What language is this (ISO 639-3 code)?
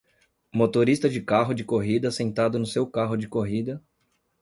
por